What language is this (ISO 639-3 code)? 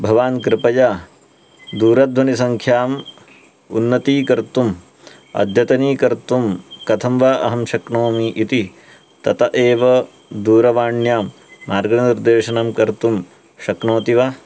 san